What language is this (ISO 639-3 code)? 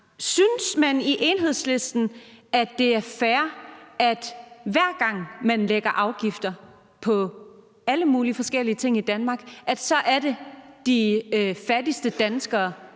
dan